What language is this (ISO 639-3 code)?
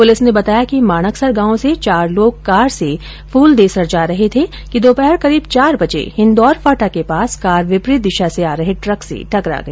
hin